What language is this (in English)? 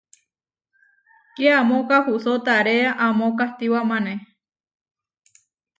Huarijio